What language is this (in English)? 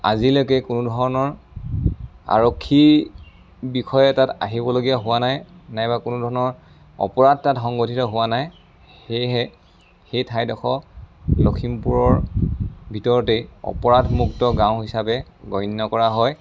Assamese